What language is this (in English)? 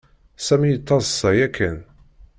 Kabyle